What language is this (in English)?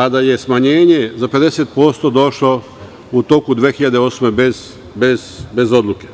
Serbian